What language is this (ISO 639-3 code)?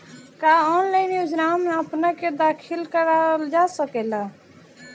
bho